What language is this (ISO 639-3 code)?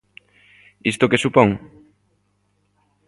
glg